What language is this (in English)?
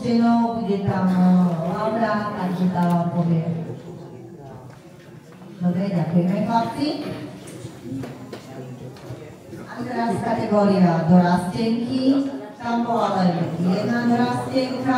Slovak